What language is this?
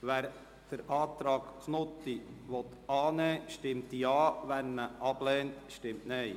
Swiss German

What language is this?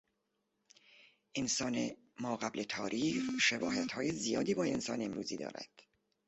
Persian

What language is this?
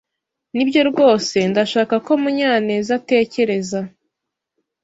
Kinyarwanda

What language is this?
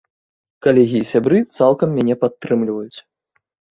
Belarusian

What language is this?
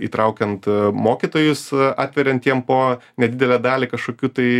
Lithuanian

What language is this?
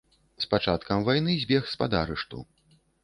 Belarusian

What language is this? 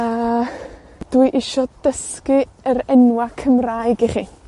Welsh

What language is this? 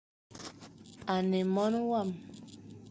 Fang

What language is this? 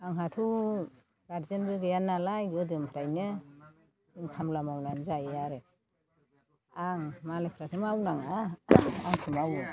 Bodo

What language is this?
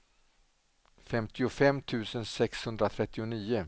Swedish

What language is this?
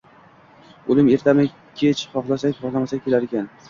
Uzbek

